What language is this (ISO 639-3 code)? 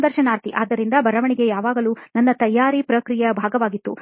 kan